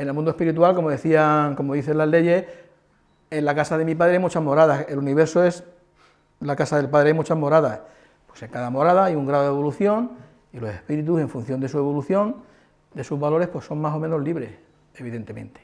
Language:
Spanish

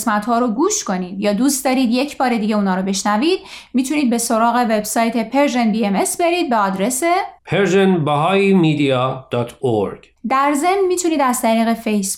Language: Persian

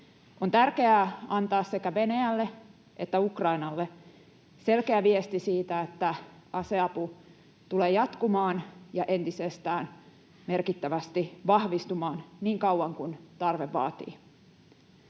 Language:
Finnish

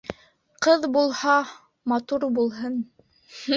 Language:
Bashkir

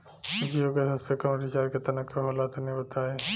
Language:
Bhojpuri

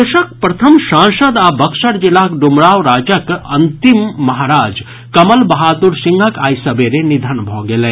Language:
Maithili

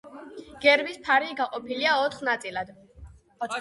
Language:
Georgian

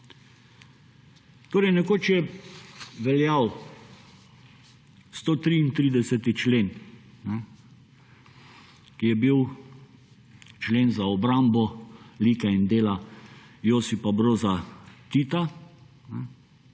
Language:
Slovenian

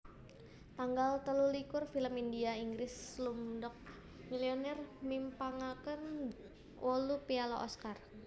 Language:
Javanese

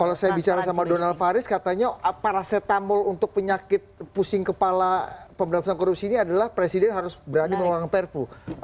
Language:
Indonesian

